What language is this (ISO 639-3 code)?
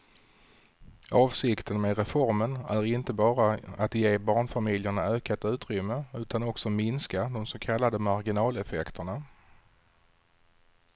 swe